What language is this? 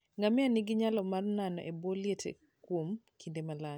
Luo (Kenya and Tanzania)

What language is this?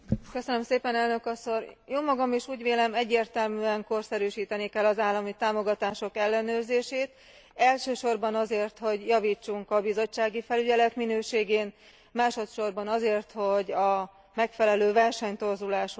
Hungarian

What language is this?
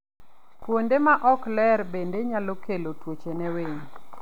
Luo (Kenya and Tanzania)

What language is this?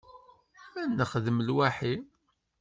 Kabyle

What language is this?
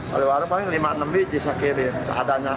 Indonesian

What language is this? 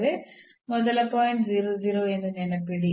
Kannada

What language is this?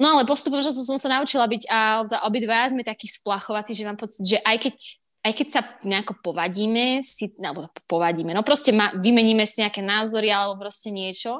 Slovak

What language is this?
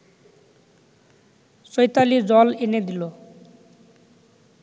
Bangla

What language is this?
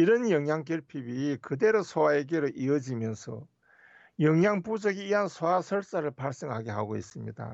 Korean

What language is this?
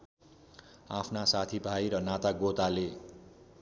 Nepali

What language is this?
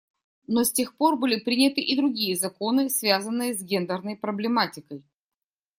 Russian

